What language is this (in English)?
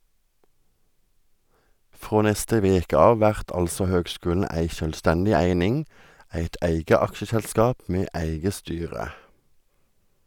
Norwegian